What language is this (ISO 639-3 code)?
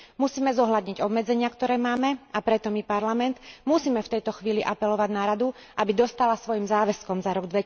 slk